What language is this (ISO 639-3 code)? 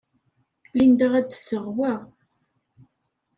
kab